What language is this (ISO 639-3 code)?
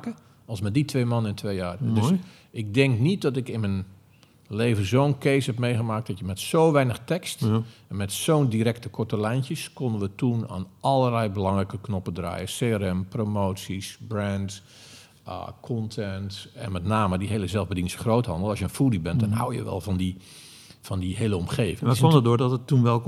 nld